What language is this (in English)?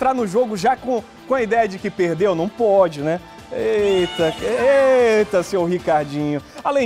Portuguese